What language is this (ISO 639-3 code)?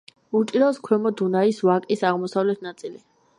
kat